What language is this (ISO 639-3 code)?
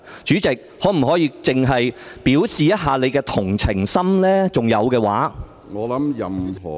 yue